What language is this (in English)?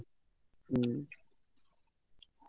Odia